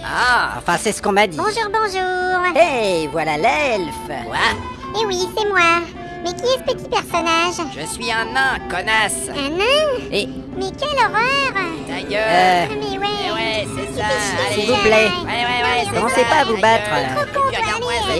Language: French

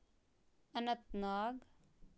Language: Kashmiri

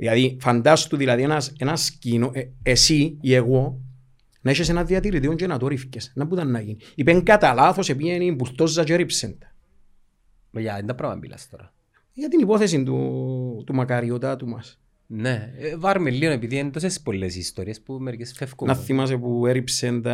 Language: Greek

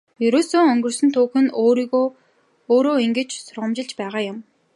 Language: Mongolian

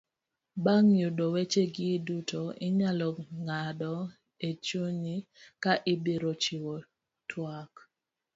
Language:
Luo (Kenya and Tanzania)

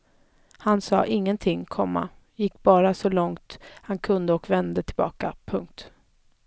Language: Swedish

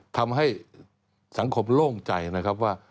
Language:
Thai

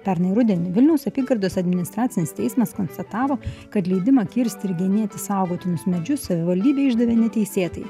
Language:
Lithuanian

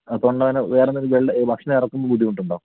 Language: Malayalam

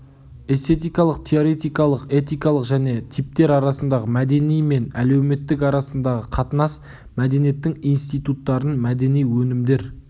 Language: Kazakh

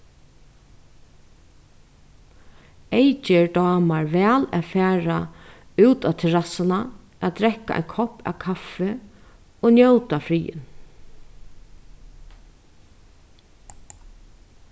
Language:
Faroese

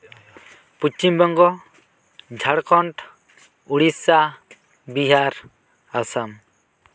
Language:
Santali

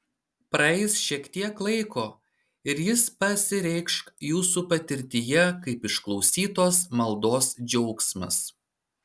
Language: Lithuanian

